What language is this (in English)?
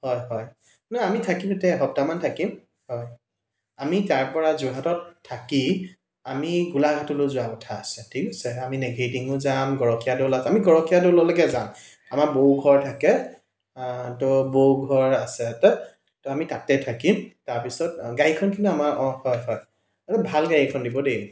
Assamese